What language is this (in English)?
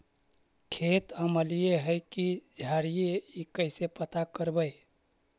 Magahi